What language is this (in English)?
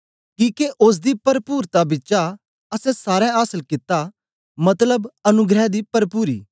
Dogri